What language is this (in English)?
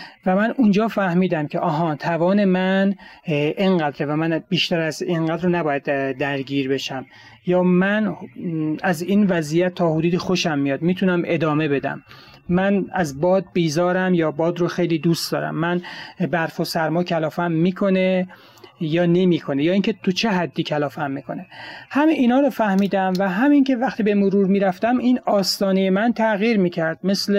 Persian